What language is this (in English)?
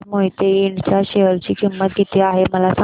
Marathi